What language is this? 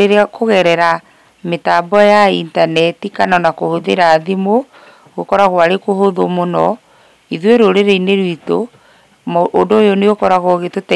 Kikuyu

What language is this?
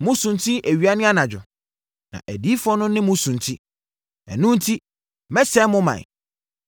Akan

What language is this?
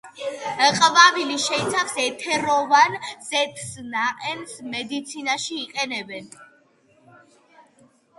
Georgian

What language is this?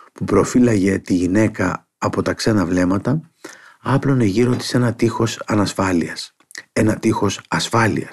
Greek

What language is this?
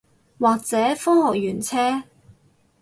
Cantonese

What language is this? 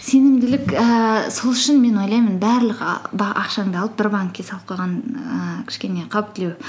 Kazakh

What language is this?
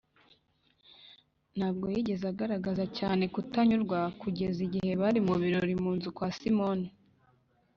Kinyarwanda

